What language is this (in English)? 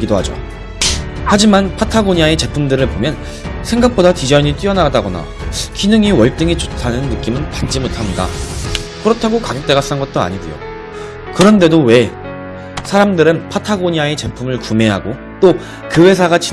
Korean